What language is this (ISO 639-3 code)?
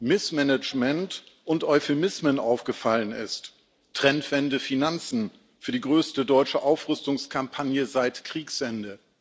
deu